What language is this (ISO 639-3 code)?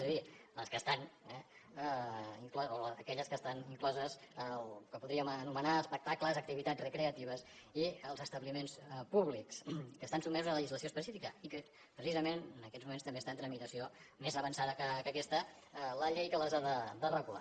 cat